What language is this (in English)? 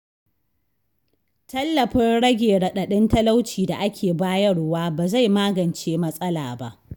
Hausa